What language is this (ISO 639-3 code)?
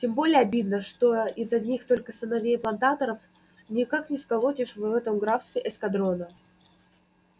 rus